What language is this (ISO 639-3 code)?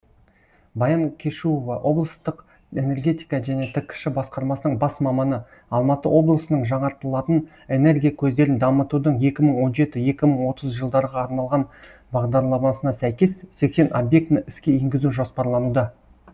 kaz